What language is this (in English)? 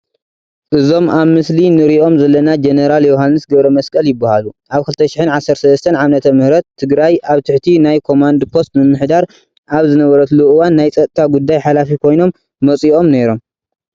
Tigrinya